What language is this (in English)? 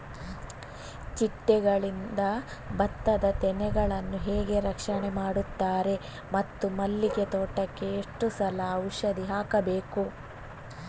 Kannada